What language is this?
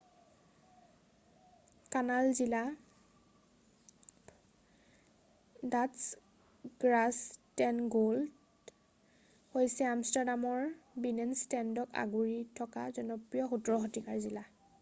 Assamese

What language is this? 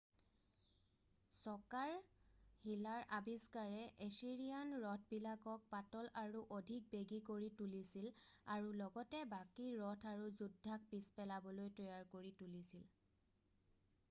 Assamese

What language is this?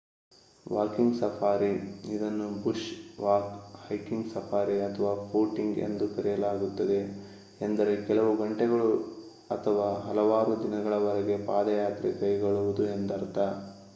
Kannada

